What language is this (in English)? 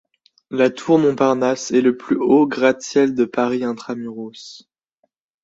French